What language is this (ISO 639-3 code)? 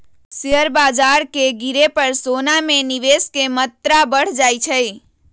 mag